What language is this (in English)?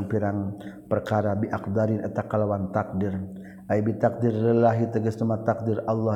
Malay